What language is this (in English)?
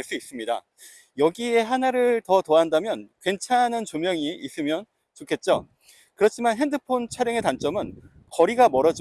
Korean